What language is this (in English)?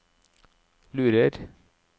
Norwegian